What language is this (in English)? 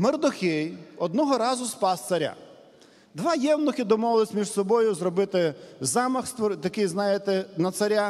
Ukrainian